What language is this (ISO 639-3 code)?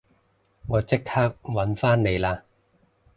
yue